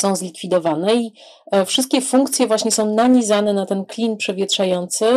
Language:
Polish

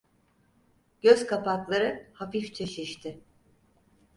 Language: Turkish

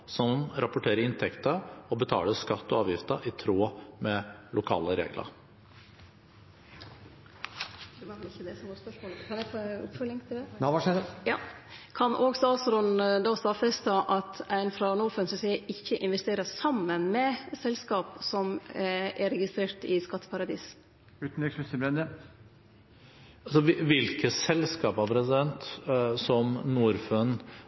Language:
Norwegian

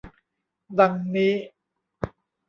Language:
Thai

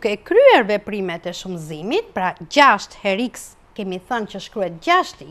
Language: Dutch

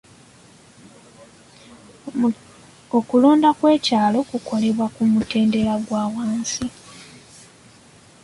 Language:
Ganda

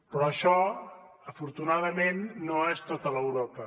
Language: Catalan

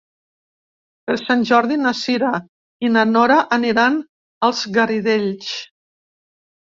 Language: Catalan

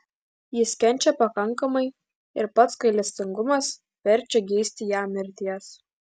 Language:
Lithuanian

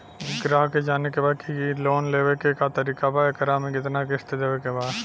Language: Bhojpuri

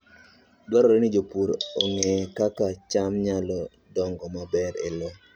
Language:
Luo (Kenya and Tanzania)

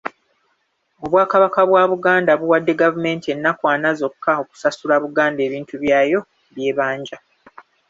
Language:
Ganda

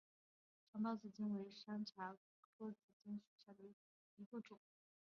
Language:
Chinese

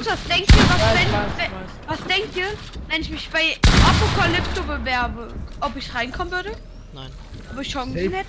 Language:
German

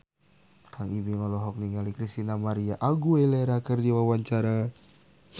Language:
Sundanese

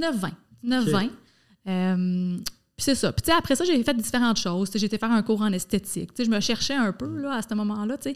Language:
French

